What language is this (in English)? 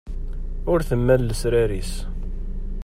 Kabyle